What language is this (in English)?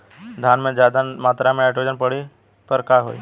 Bhojpuri